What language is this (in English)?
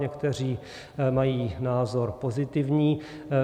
Czech